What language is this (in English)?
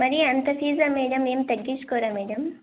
Telugu